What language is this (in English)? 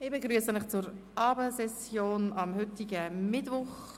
Swiss German